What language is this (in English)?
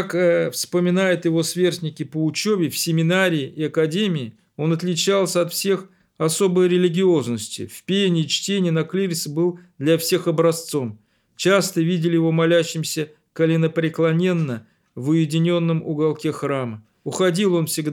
Russian